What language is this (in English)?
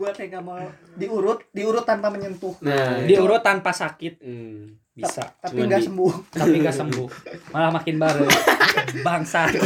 Indonesian